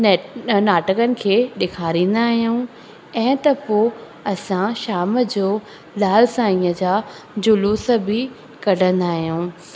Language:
Sindhi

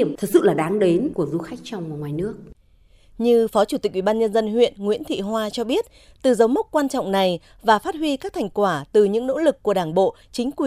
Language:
Vietnamese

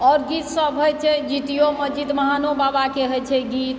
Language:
Maithili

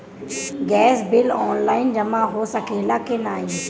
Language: Bhojpuri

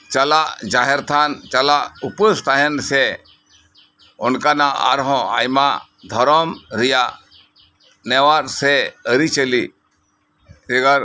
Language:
Santali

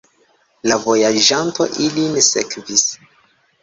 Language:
Esperanto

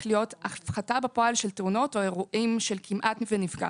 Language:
Hebrew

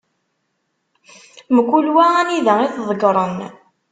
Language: Kabyle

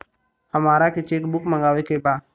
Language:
Bhojpuri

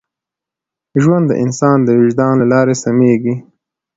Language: Pashto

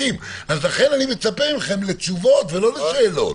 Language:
Hebrew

